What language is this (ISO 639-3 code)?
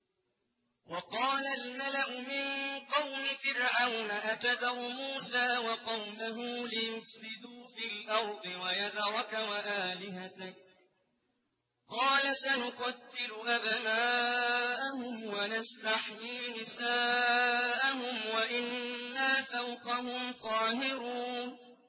ara